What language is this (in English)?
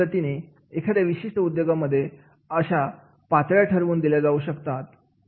Marathi